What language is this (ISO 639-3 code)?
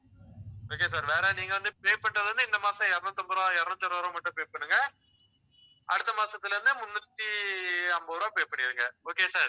tam